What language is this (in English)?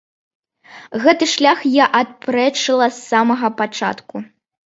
Belarusian